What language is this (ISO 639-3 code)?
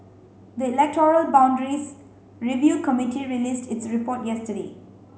eng